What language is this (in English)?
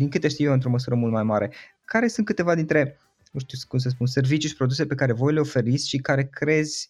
Romanian